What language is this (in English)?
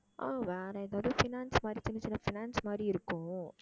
Tamil